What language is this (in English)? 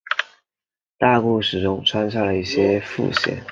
Chinese